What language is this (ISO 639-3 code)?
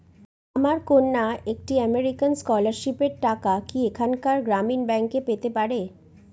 ben